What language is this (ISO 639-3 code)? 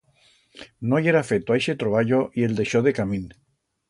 arg